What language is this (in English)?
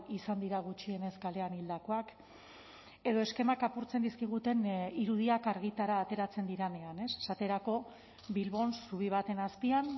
Basque